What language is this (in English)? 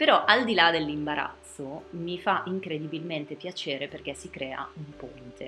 Italian